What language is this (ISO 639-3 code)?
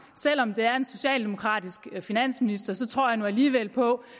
dan